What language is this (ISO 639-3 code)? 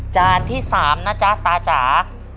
tha